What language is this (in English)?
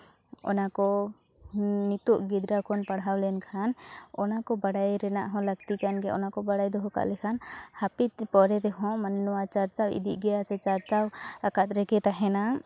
Santali